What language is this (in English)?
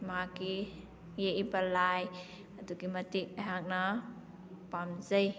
Manipuri